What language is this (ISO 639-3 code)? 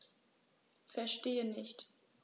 deu